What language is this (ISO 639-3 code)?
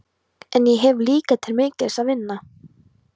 isl